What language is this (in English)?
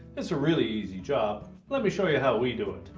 English